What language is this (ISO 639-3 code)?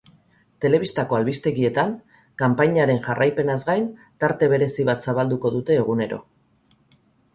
eus